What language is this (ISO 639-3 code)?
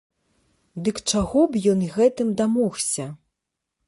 bel